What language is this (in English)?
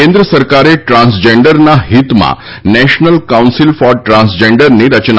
Gujarati